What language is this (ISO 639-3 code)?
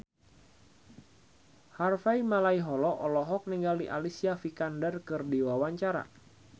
sun